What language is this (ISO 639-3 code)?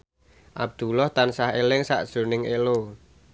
jav